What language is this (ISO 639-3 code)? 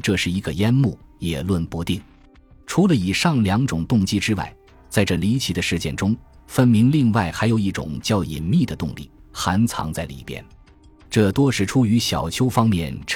zho